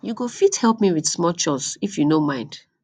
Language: Nigerian Pidgin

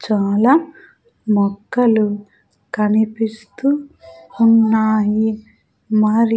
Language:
Telugu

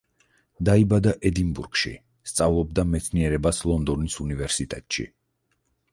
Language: Georgian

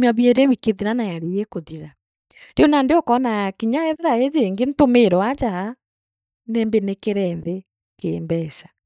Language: Meru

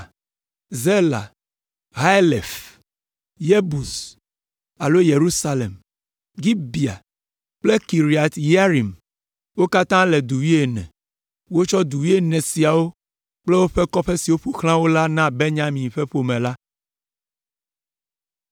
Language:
Ewe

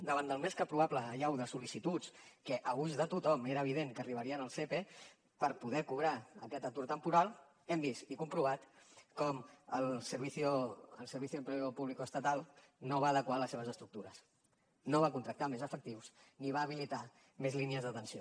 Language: Catalan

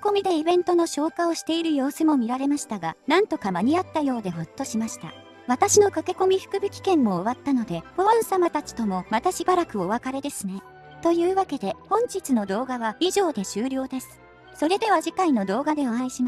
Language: Japanese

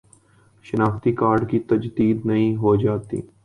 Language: Urdu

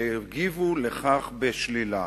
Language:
Hebrew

